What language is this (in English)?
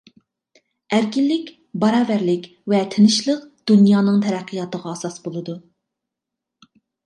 Uyghur